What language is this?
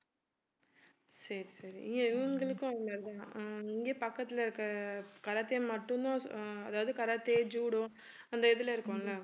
Tamil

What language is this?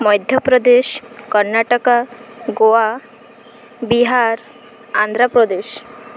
Odia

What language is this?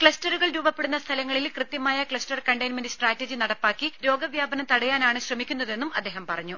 Malayalam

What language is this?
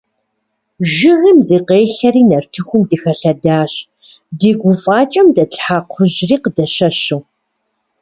Kabardian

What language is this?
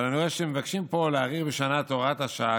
Hebrew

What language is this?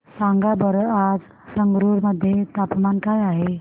Marathi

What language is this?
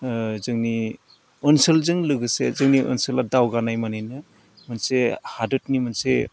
Bodo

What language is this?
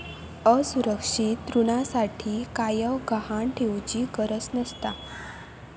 Marathi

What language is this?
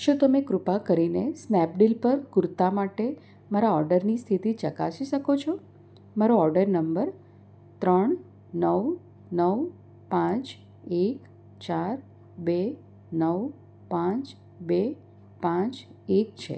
Gujarati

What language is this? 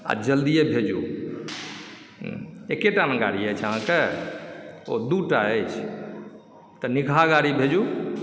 Maithili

